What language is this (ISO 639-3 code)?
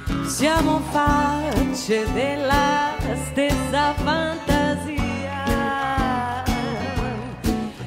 ita